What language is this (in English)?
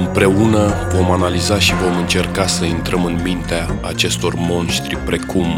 Romanian